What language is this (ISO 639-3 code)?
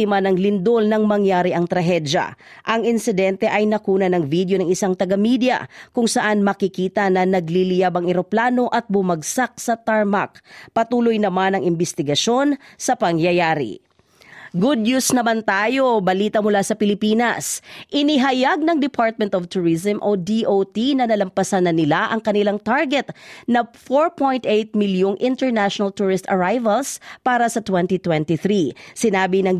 fil